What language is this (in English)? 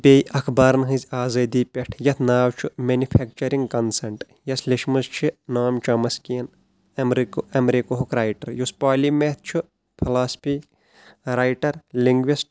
Kashmiri